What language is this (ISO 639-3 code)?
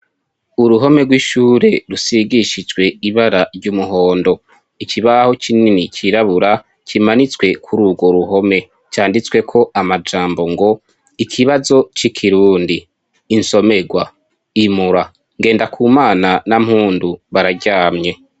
run